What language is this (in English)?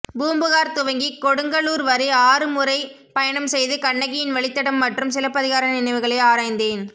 Tamil